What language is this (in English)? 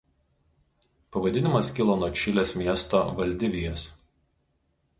Lithuanian